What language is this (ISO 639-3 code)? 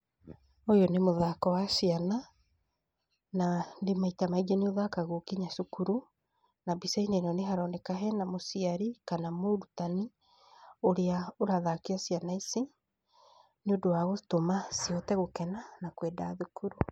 kik